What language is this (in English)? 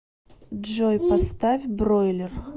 Russian